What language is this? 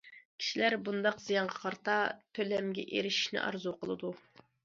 Uyghur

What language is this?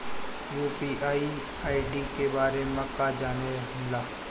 Bhojpuri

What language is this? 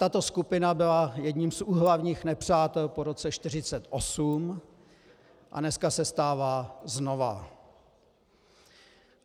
Czech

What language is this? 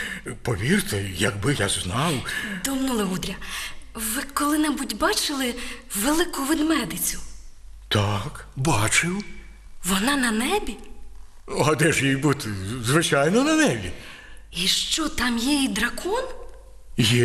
Ukrainian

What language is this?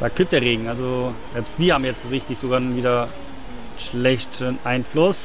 German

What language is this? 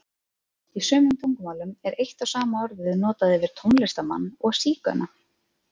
Icelandic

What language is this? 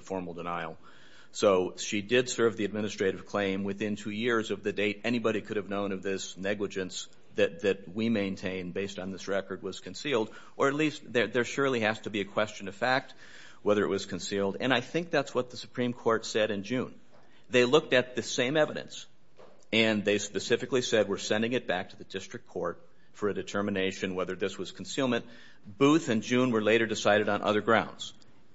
English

